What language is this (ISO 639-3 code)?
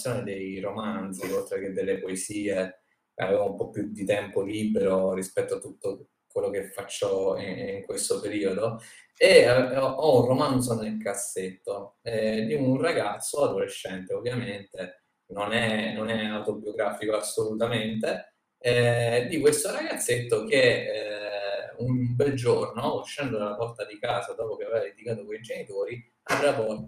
ita